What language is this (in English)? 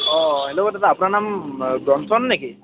Assamese